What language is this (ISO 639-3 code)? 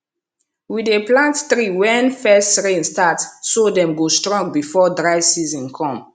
pcm